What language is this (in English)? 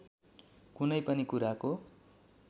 Nepali